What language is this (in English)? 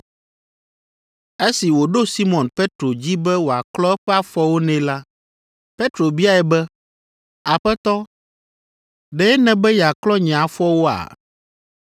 Ewe